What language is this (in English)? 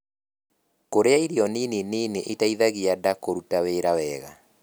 Kikuyu